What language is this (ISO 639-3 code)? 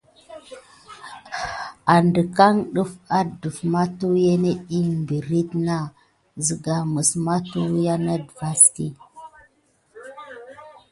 gid